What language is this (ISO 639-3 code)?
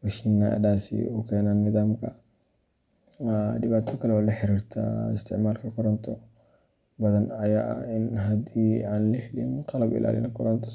som